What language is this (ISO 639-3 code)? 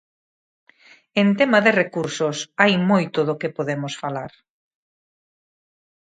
glg